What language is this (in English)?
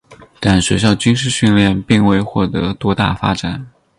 Chinese